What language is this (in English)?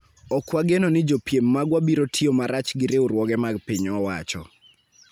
Luo (Kenya and Tanzania)